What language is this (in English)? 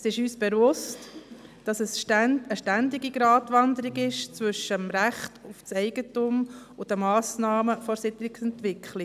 Swiss German